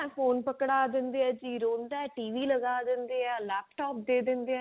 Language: Punjabi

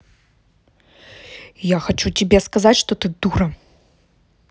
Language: Russian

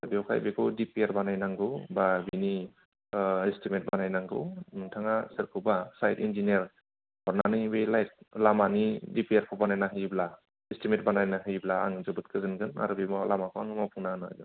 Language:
Bodo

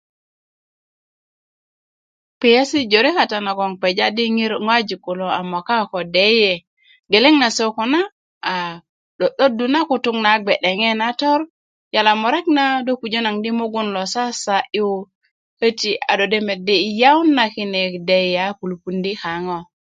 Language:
Kuku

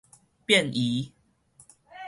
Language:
Min Nan Chinese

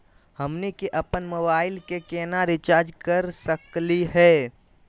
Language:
Magahi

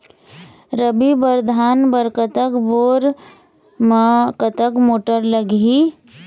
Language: Chhattisgarhi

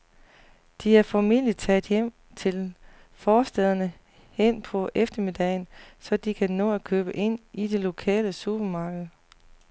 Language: Danish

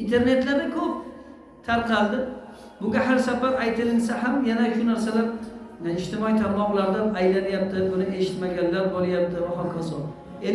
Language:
Turkish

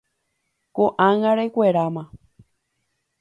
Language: Guarani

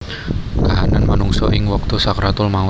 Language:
Javanese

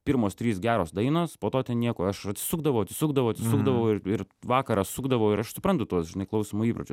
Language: Lithuanian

